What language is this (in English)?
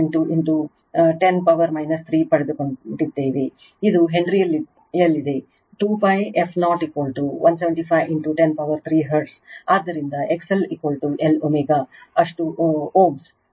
Kannada